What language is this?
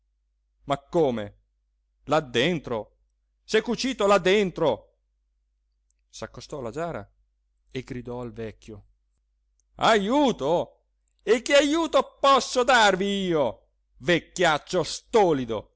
Italian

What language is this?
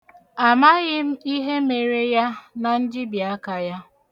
Igbo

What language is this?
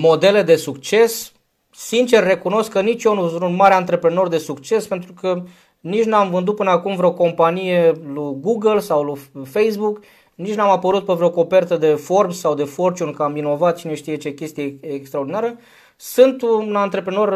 Romanian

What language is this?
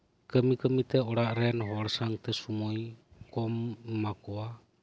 Santali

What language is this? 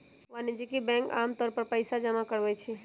Magahi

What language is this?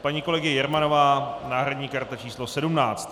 Czech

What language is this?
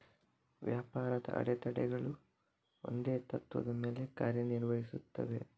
Kannada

